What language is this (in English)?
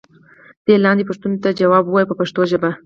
Pashto